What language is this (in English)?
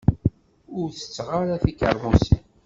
Kabyle